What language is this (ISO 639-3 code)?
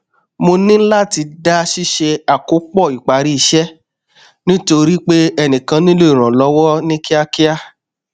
yor